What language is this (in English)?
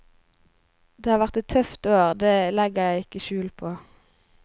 Norwegian